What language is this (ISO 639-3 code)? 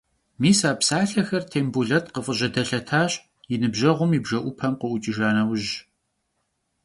kbd